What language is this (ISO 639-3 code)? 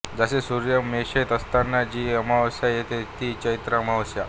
mar